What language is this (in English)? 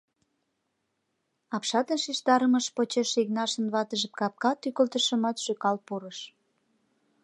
Mari